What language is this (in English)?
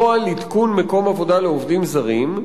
Hebrew